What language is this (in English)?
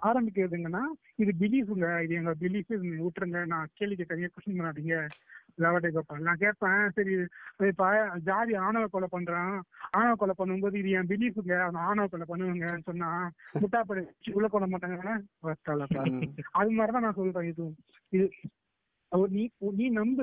Tamil